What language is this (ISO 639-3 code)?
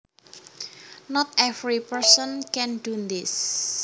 jav